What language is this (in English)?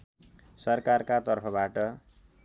Nepali